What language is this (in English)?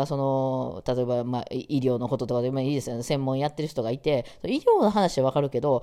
Japanese